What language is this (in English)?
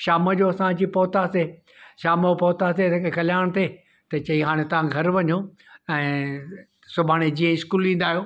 Sindhi